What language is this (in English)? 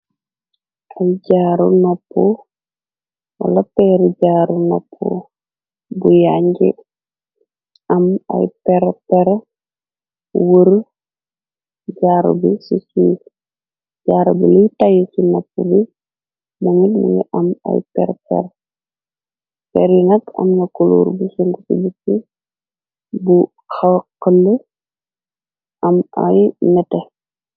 Wolof